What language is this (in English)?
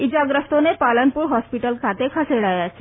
Gujarati